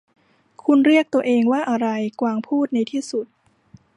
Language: Thai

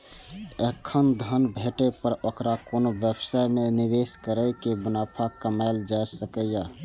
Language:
Maithili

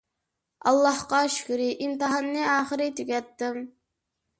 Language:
Uyghur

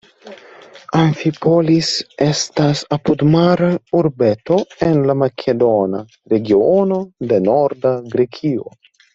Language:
Esperanto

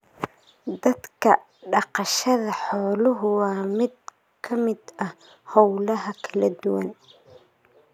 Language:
Somali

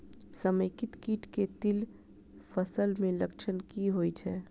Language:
Maithili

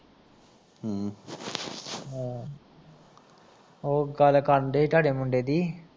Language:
Punjabi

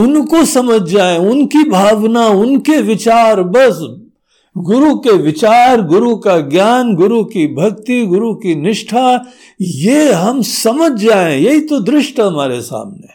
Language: Hindi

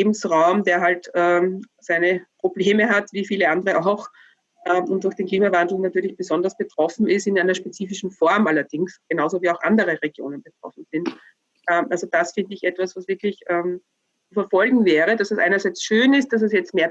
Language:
German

